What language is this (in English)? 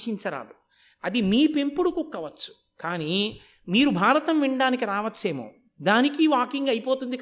Telugu